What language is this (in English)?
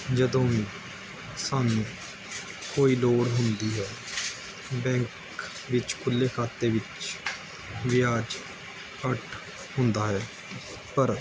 Punjabi